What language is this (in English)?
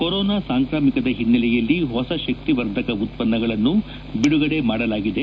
Kannada